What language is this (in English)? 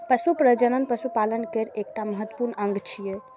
Maithili